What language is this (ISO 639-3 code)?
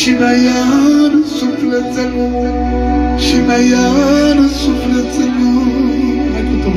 ron